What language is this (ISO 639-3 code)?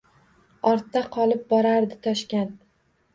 uzb